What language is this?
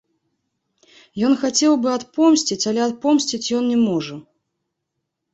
Belarusian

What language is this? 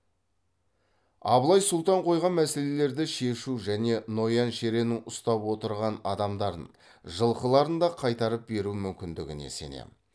Kazakh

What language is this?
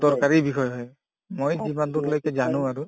Assamese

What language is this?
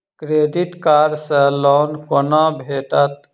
Maithili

